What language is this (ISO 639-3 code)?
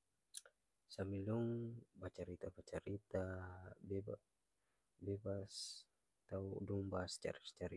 abs